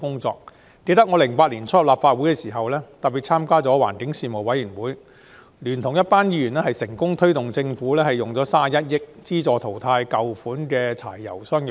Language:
Cantonese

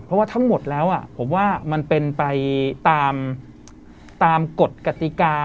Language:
Thai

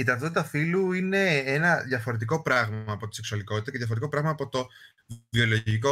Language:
Greek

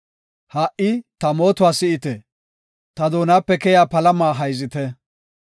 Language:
Gofa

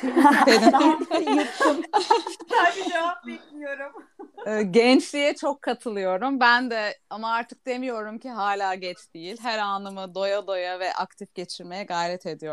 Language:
Turkish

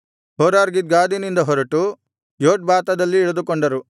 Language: Kannada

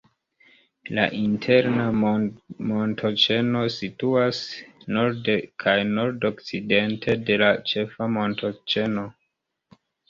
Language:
Esperanto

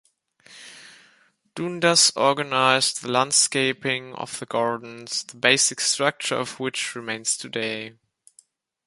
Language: English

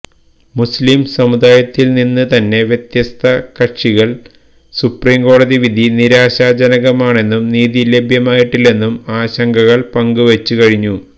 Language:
Malayalam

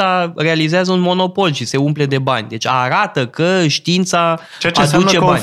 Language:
Romanian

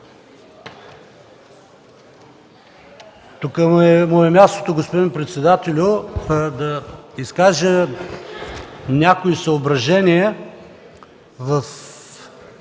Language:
Bulgarian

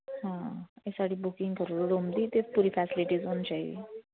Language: Dogri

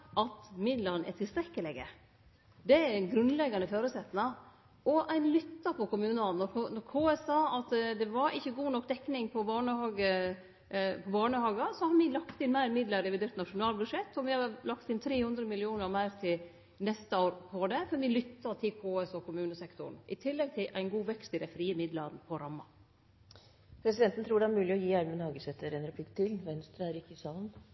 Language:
Norwegian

